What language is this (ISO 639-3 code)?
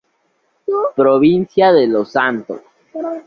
spa